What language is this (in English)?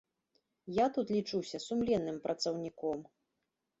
Belarusian